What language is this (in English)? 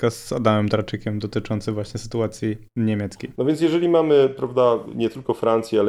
Polish